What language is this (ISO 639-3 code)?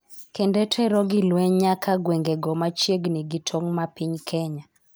luo